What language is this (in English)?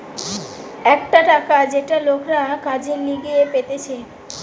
Bangla